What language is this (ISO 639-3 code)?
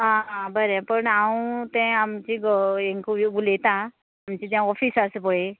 kok